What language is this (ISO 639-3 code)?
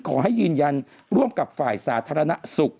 tha